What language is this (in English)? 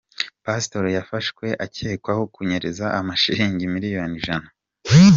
Kinyarwanda